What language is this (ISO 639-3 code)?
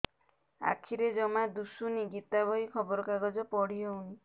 ori